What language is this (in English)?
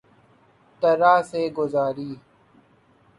Urdu